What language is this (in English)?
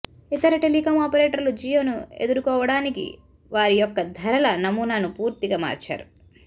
Telugu